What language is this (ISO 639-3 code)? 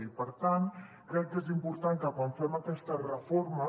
cat